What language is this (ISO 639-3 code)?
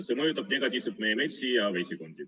est